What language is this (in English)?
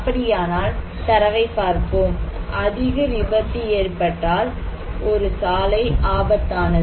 Tamil